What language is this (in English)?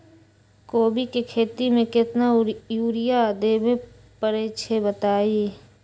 Magahi